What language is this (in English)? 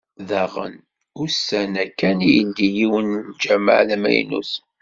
Kabyle